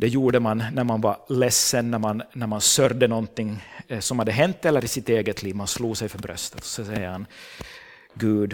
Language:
Swedish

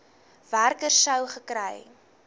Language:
Afrikaans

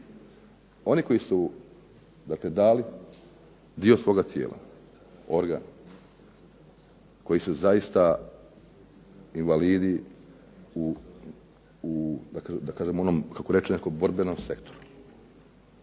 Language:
Croatian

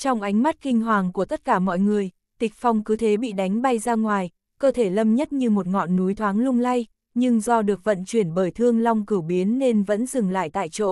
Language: Vietnamese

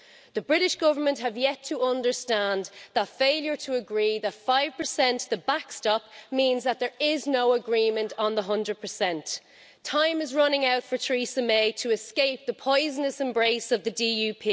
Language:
English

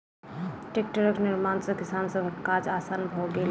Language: Maithili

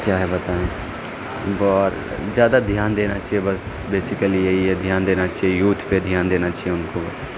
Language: Urdu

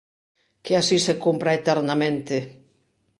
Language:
Galician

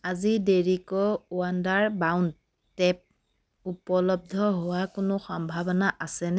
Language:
Assamese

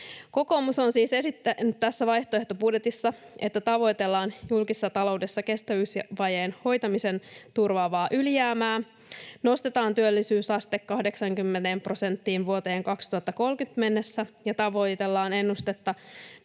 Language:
Finnish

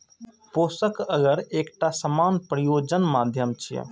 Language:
Maithili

